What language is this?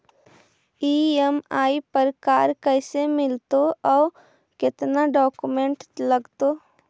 Magahi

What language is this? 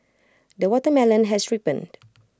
English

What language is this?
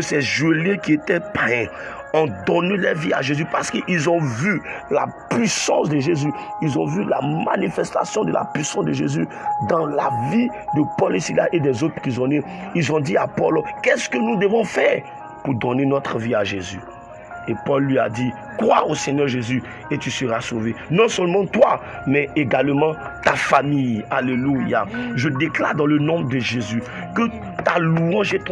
French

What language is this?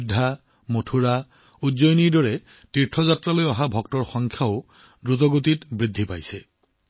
Assamese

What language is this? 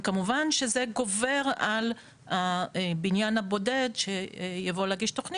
Hebrew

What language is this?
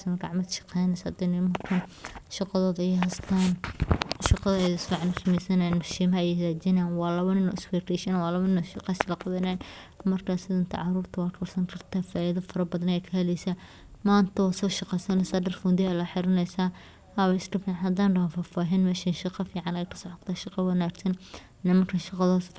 Somali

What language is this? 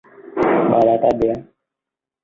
Vietnamese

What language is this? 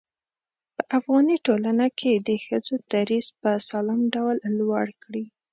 Pashto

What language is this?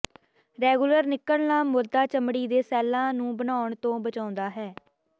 Punjabi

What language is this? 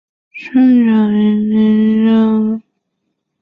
Chinese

